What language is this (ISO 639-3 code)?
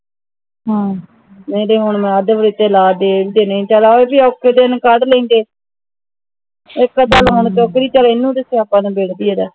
pan